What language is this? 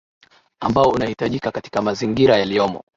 Swahili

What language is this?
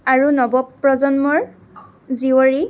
Assamese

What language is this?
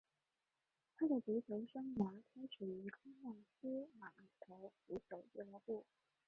Chinese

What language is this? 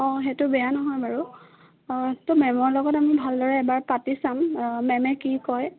Assamese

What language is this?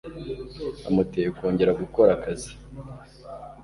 Kinyarwanda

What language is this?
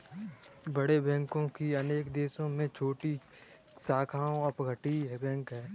Hindi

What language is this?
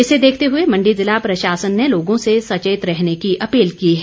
Hindi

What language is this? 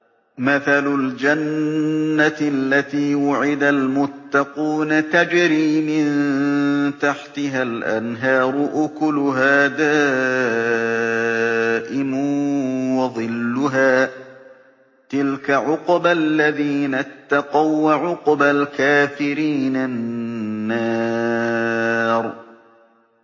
Arabic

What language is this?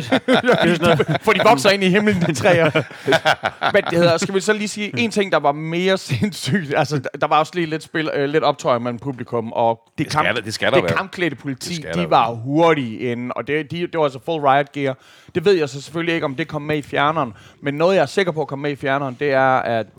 Danish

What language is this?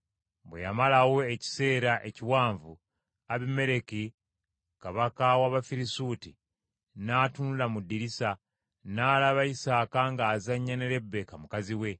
Ganda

